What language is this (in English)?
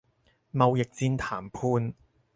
Cantonese